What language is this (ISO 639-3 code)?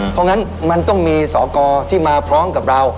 tha